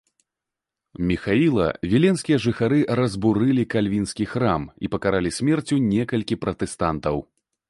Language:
Belarusian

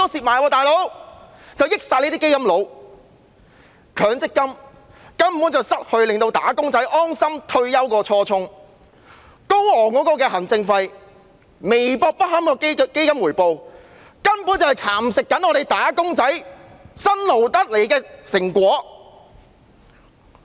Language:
Cantonese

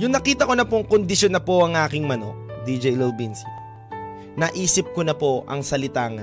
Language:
Filipino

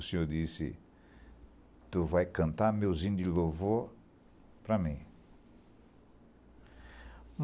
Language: Portuguese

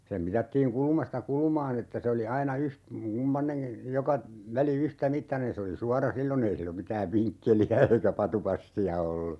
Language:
Finnish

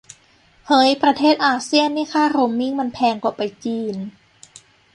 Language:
Thai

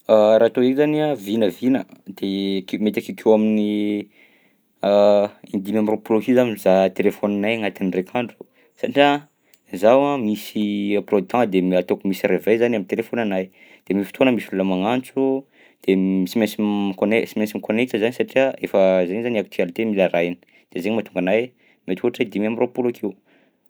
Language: Southern Betsimisaraka Malagasy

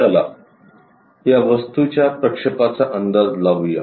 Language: Marathi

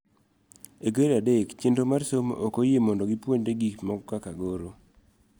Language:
Luo (Kenya and Tanzania)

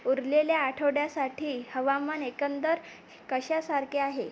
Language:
Marathi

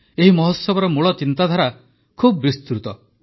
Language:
Odia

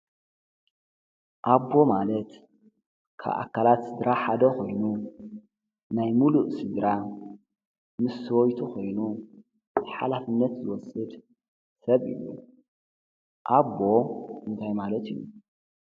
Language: Tigrinya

